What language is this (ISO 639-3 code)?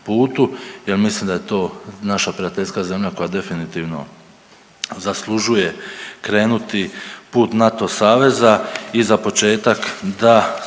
hrv